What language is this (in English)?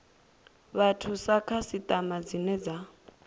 Venda